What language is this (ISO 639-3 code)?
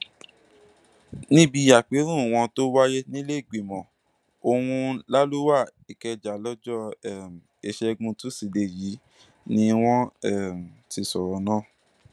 yor